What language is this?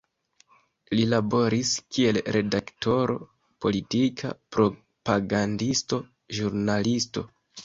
Esperanto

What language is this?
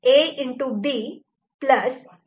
Marathi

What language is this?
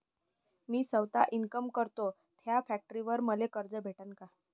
Marathi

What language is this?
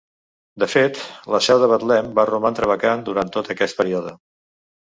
Catalan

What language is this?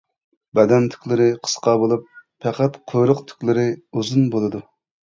Uyghur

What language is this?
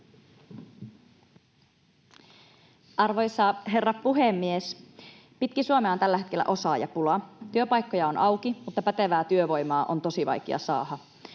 Finnish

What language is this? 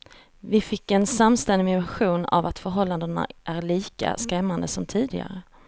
Swedish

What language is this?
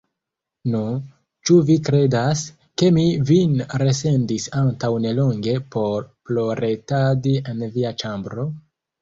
Esperanto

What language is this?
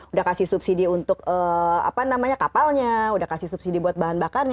Indonesian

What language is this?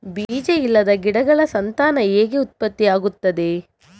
Kannada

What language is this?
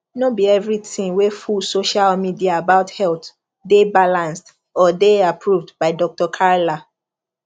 Nigerian Pidgin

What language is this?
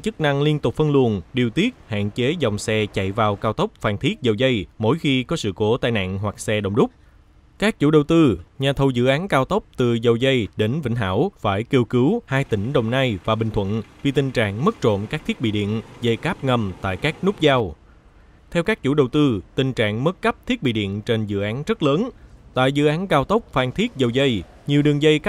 Vietnamese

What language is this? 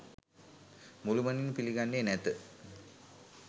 Sinhala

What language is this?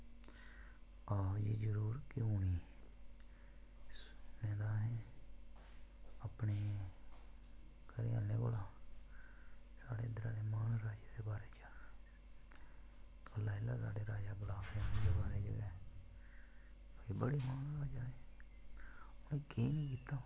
Dogri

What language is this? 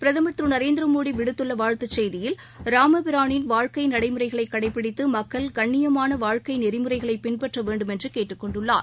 Tamil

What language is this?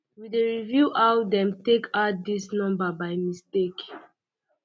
Nigerian Pidgin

